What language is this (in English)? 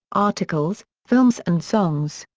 English